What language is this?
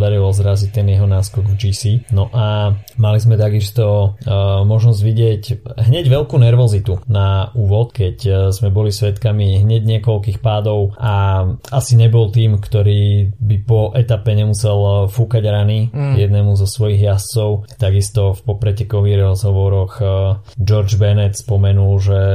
Slovak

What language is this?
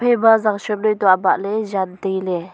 Wancho Naga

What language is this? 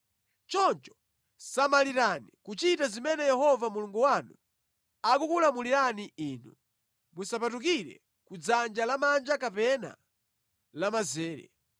Nyanja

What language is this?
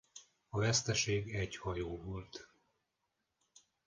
Hungarian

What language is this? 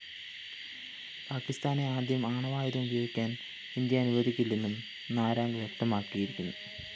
Malayalam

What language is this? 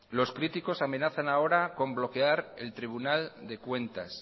Spanish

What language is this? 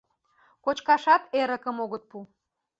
Mari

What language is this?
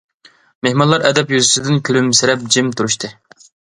Uyghur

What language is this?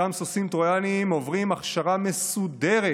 Hebrew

